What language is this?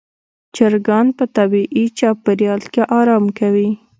Pashto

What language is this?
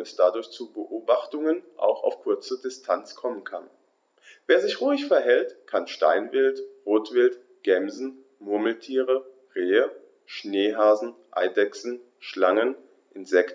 German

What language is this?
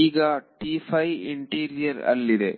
Kannada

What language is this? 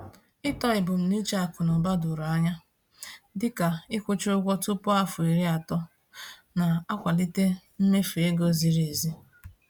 Igbo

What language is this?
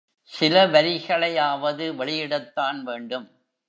Tamil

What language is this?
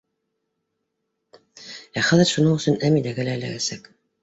Bashkir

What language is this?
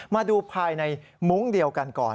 Thai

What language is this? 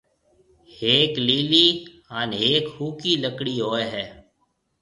Marwari (Pakistan)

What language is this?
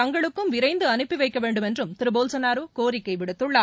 Tamil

